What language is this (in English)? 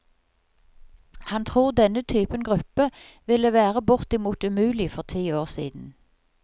Norwegian